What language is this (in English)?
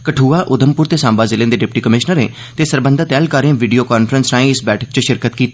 Dogri